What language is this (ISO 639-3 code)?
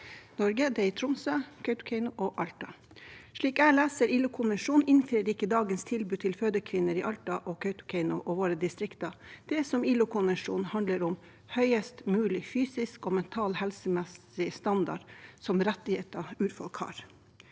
nor